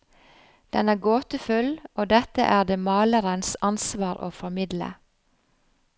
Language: Norwegian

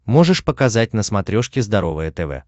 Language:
Russian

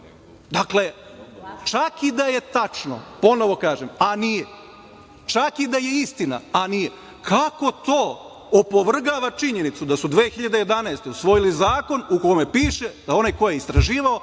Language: Serbian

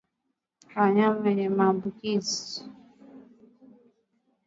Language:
Swahili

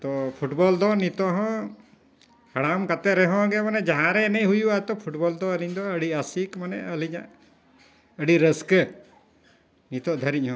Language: Santali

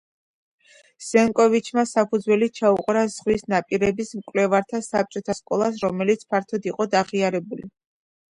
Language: Georgian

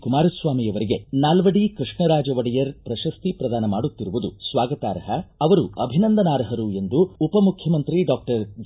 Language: Kannada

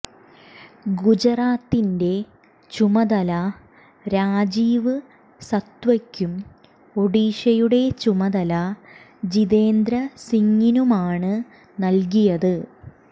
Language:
Malayalam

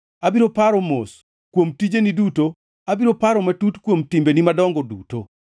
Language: Luo (Kenya and Tanzania)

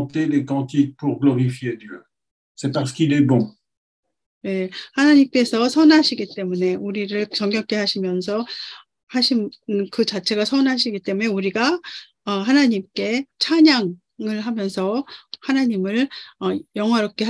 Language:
Korean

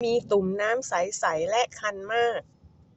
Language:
Thai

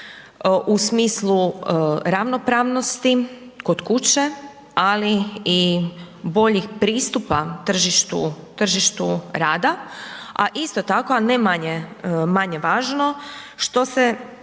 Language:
Croatian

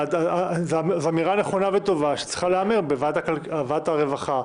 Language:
Hebrew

